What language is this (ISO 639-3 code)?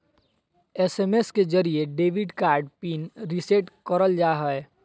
mag